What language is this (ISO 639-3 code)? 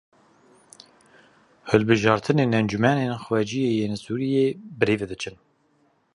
kur